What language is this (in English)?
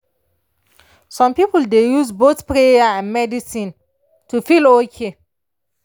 Nigerian Pidgin